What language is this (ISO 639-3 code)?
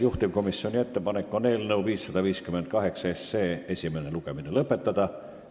est